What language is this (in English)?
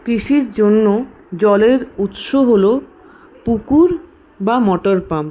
Bangla